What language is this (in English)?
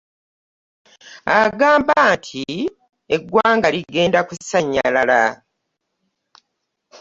Ganda